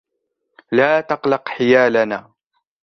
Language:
Arabic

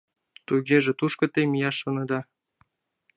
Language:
Mari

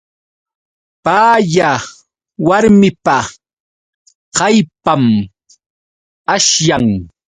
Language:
Yauyos Quechua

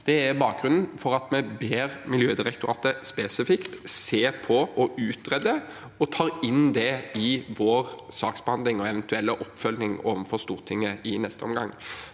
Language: Norwegian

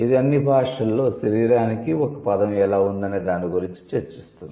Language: Telugu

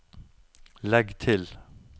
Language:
Norwegian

